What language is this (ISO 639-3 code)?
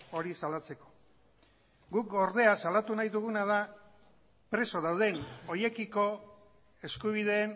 eus